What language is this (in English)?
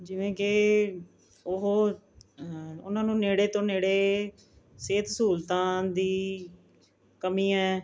Punjabi